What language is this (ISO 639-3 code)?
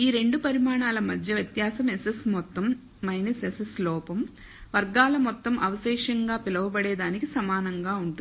tel